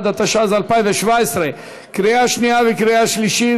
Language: Hebrew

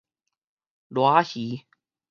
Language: Min Nan Chinese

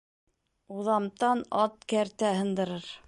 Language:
Bashkir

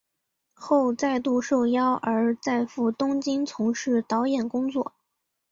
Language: Chinese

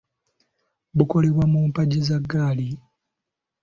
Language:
Ganda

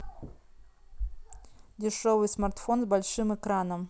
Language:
Russian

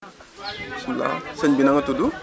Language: Wolof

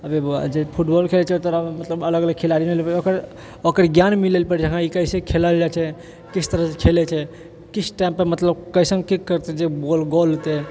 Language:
Maithili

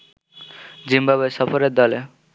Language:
Bangla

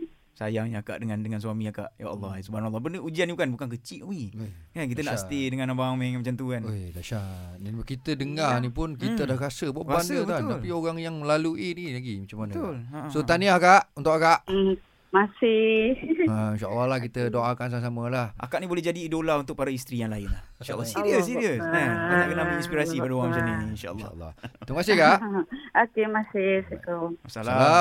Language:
Malay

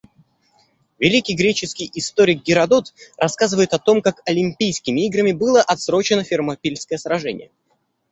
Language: Russian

